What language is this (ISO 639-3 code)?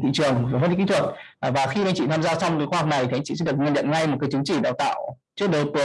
vie